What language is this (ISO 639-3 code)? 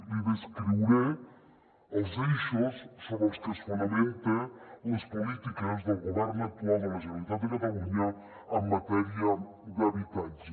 cat